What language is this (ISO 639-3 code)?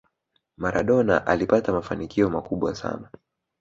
swa